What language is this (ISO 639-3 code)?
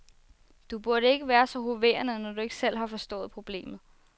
dan